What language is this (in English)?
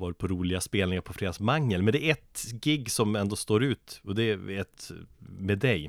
Swedish